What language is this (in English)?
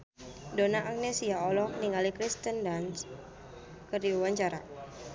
Sundanese